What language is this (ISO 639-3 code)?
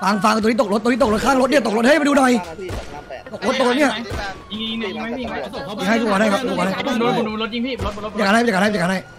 tha